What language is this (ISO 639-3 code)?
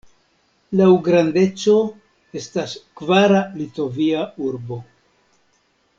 epo